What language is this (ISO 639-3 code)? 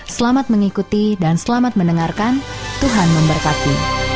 ind